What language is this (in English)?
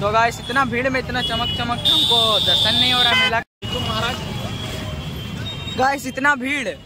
Hindi